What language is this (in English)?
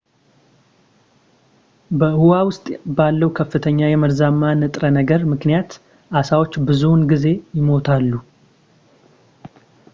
Amharic